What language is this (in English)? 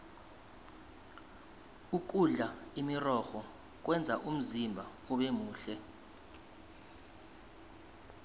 South Ndebele